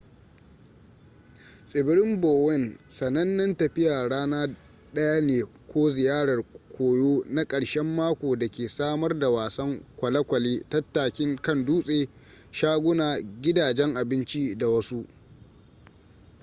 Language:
Hausa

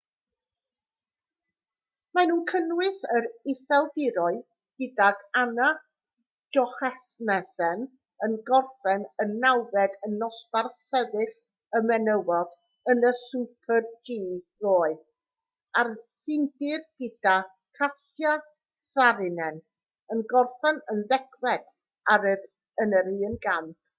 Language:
Welsh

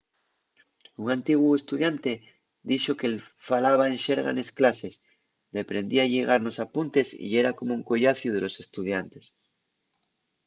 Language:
Asturian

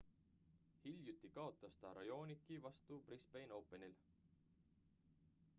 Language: Estonian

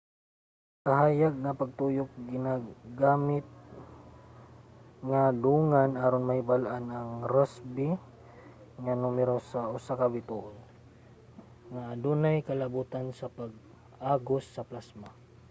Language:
Cebuano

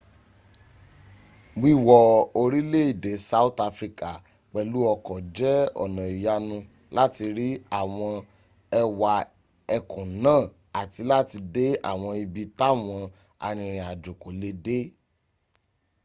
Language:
Yoruba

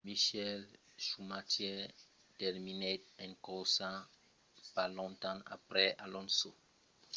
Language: Occitan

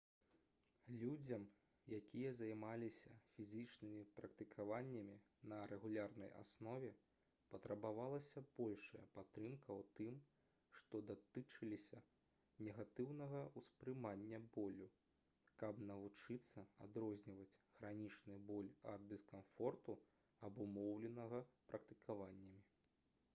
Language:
Belarusian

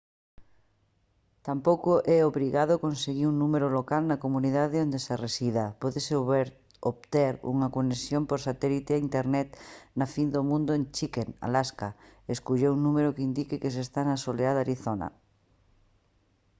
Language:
Galician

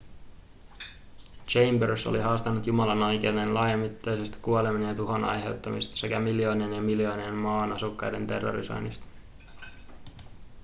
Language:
Finnish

